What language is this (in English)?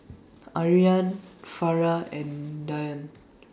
English